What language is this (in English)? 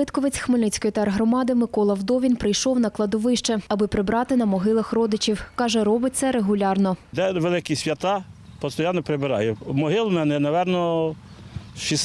Ukrainian